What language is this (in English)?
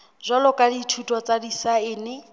Southern Sotho